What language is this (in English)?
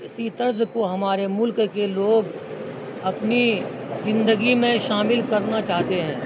Urdu